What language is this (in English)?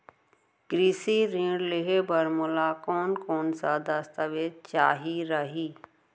Chhattisgarhi